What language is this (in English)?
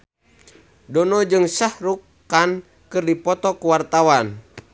Sundanese